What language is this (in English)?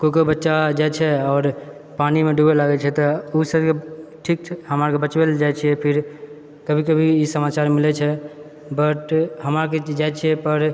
Maithili